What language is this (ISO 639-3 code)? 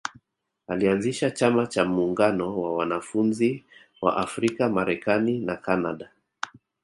swa